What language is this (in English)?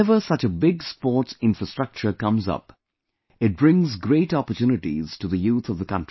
English